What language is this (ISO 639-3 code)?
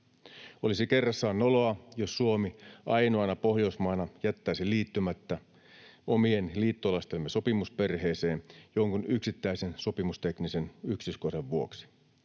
fin